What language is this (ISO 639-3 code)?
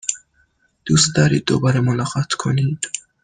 fas